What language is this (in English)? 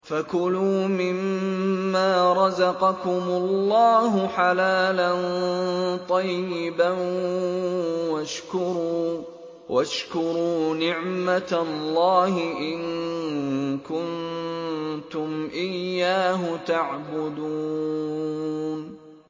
Arabic